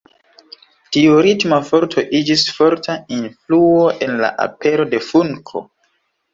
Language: Esperanto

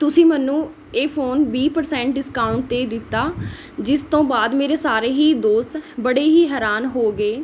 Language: Punjabi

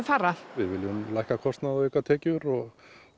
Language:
Icelandic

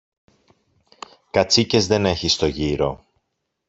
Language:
Greek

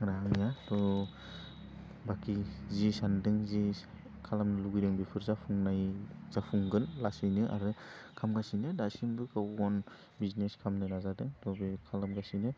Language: Bodo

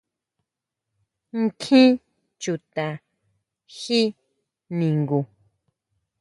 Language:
Huautla Mazatec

